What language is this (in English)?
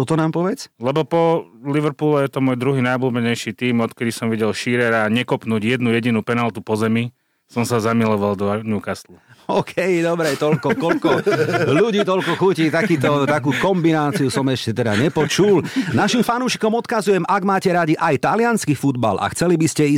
Slovak